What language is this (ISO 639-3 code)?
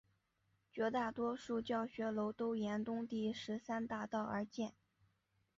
zho